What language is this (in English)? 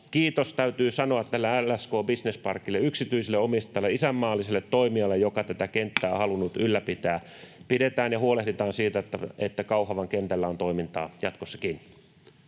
Finnish